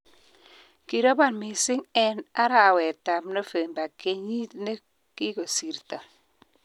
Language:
Kalenjin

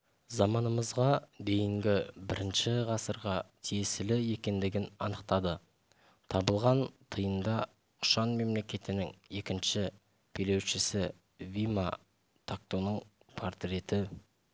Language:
Kazakh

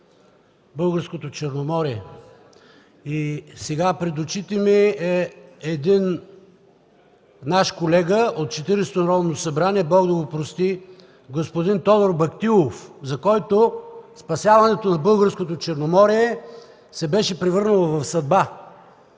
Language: Bulgarian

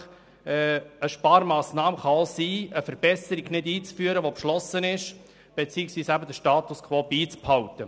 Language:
Swiss German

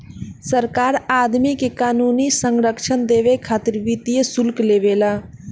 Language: Bhojpuri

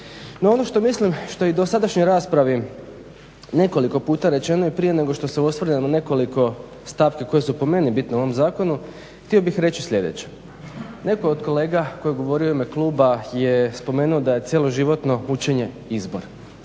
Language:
Croatian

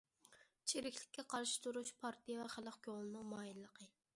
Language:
Uyghur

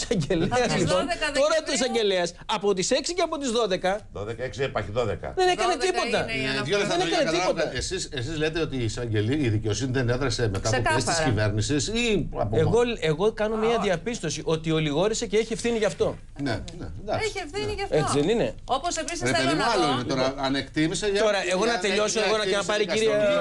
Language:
Greek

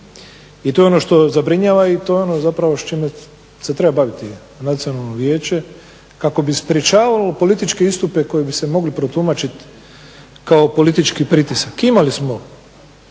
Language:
Croatian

